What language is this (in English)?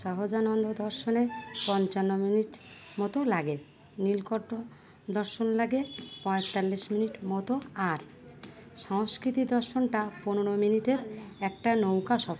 Bangla